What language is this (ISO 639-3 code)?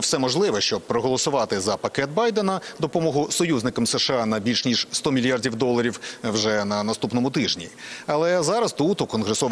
ukr